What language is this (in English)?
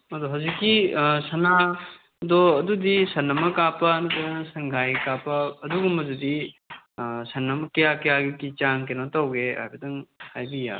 Manipuri